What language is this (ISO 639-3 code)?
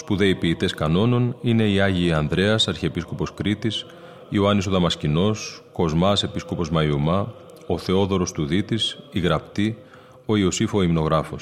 ell